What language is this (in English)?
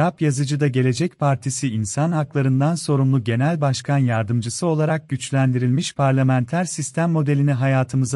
Turkish